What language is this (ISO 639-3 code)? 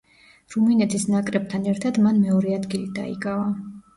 kat